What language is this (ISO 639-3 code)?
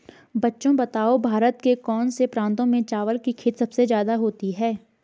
hin